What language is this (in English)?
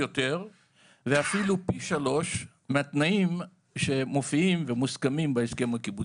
Hebrew